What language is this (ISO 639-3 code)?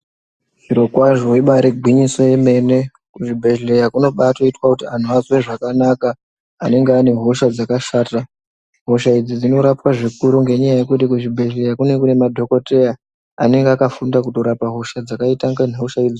ndc